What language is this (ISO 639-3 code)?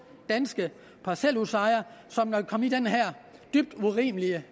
dan